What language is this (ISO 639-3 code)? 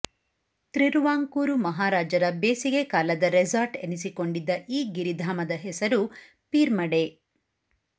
kan